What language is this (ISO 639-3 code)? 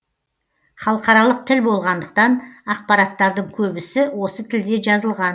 kaz